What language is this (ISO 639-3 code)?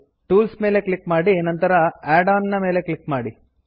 kan